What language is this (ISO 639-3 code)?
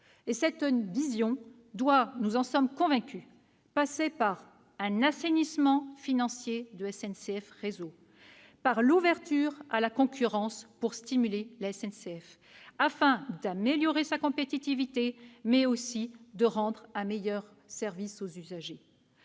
fra